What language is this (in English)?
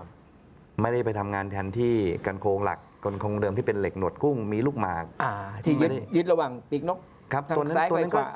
Thai